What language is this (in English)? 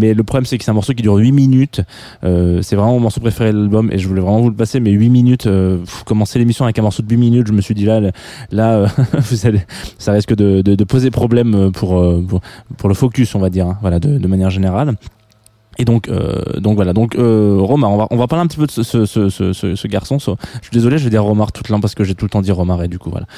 French